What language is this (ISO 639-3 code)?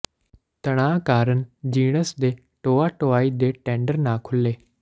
pan